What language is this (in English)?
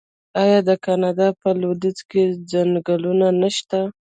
Pashto